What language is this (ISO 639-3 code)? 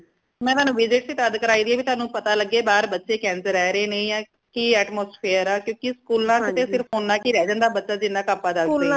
pan